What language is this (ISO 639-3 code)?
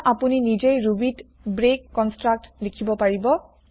asm